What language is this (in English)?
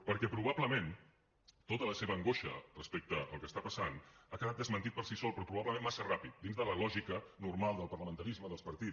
Catalan